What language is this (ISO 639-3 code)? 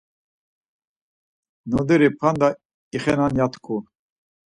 lzz